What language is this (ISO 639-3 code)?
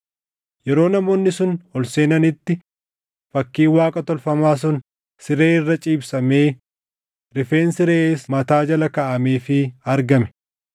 orm